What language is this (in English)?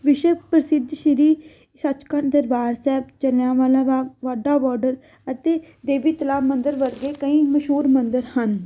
Punjabi